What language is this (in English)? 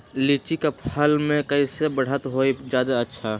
Magahi